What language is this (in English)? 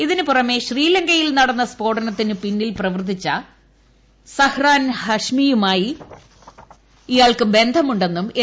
Malayalam